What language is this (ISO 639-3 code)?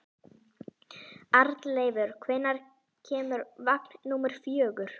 isl